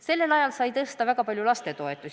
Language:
Estonian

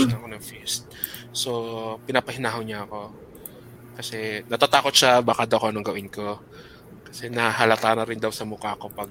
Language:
Filipino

